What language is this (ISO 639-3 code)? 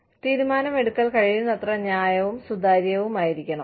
mal